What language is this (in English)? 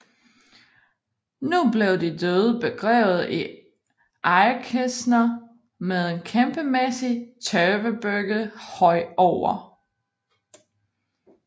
Danish